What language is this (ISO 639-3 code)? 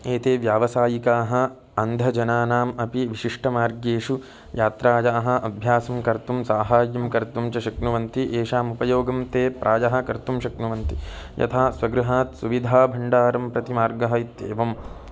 san